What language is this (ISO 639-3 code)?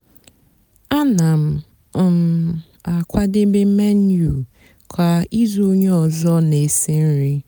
ibo